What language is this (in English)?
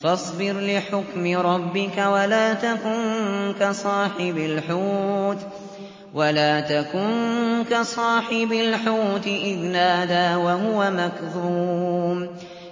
Arabic